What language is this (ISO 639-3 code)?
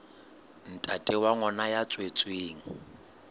sot